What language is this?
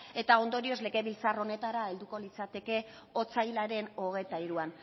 Basque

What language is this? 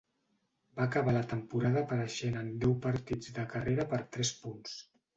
Catalan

